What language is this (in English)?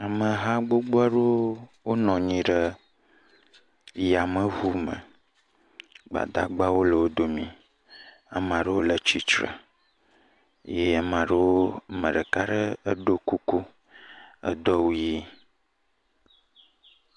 Ewe